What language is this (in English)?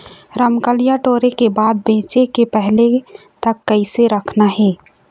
Chhattisgarhi